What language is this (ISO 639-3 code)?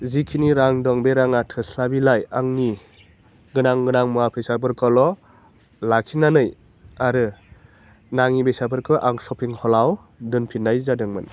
brx